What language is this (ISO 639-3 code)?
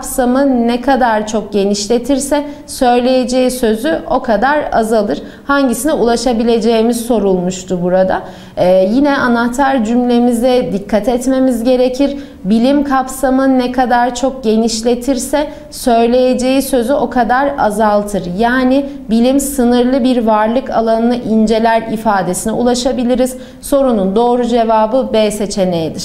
tur